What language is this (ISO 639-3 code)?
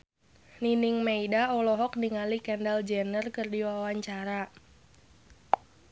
sun